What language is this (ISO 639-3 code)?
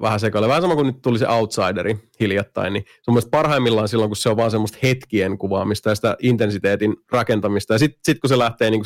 fin